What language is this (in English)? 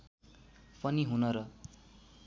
Nepali